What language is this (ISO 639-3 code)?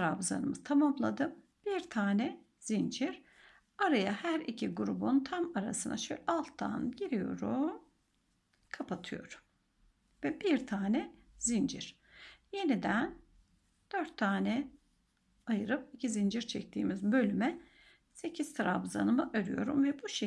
tur